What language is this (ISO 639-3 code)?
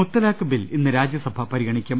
mal